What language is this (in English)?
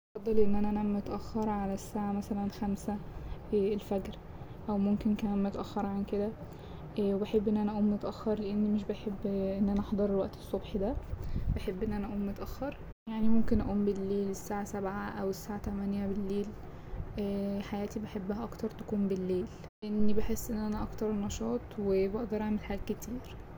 Egyptian Arabic